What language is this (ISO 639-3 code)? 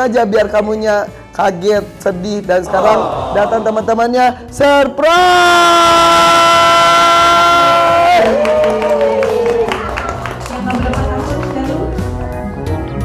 ind